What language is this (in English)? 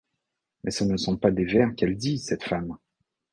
French